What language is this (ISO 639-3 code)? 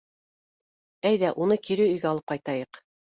bak